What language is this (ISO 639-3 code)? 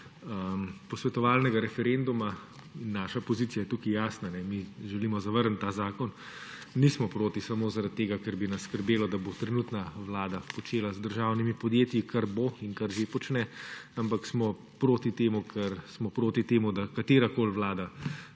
slv